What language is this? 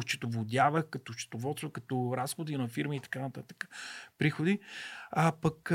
Bulgarian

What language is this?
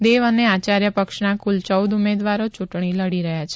Gujarati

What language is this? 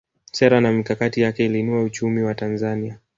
Swahili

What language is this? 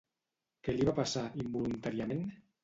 Catalan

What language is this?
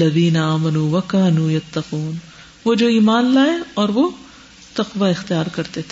Urdu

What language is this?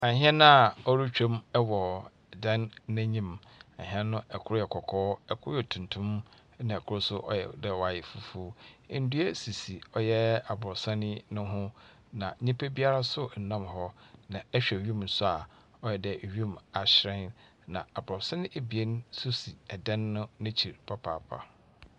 Akan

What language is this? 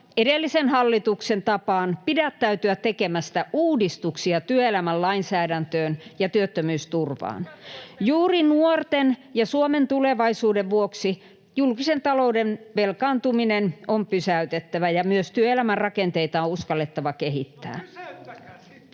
Finnish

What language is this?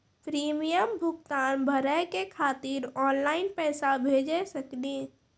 Maithili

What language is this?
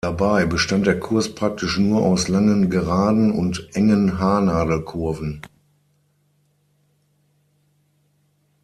German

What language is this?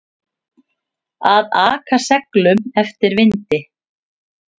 Icelandic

